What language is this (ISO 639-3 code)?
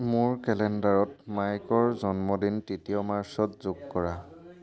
asm